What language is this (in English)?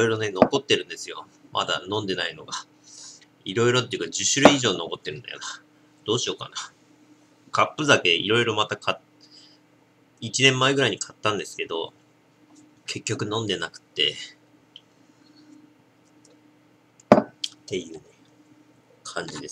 Japanese